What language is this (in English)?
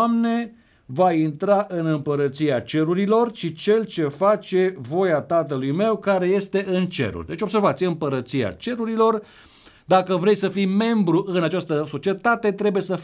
Romanian